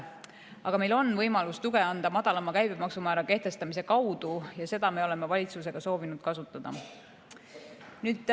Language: Estonian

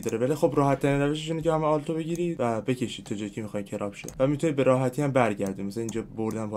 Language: Persian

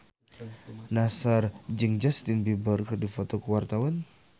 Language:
Sundanese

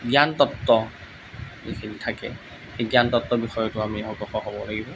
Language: Assamese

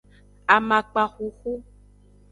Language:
Aja (Benin)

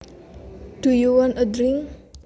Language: Javanese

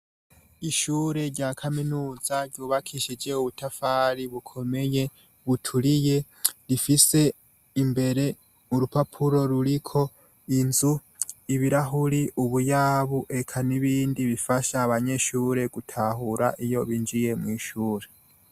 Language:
Rundi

